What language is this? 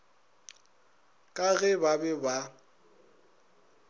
Northern Sotho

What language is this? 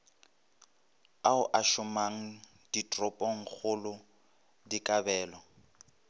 Northern Sotho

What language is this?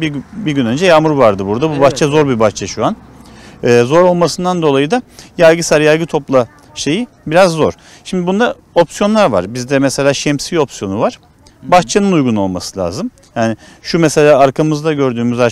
Turkish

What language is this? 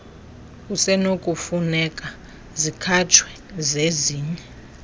Xhosa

